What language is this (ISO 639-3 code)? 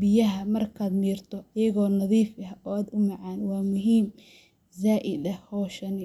som